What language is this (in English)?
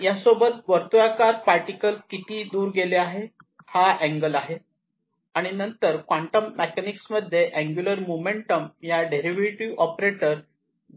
Marathi